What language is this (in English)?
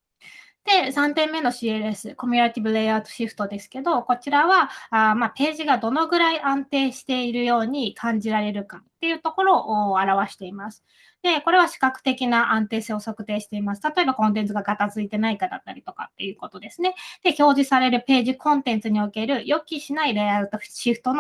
Japanese